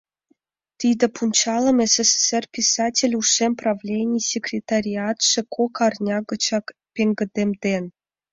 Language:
Mari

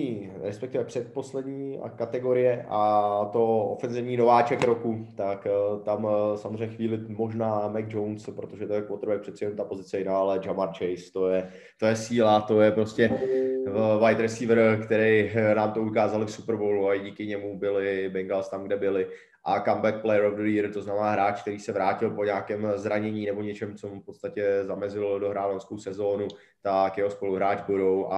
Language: Czech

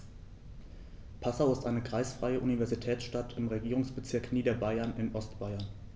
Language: German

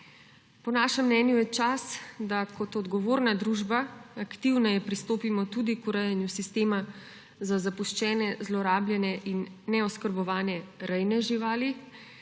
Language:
Slovenian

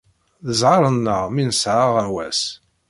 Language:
Kabyle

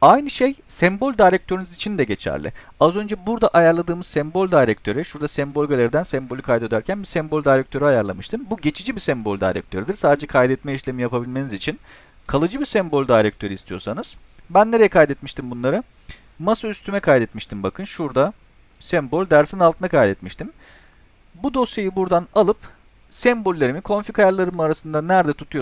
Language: Turkish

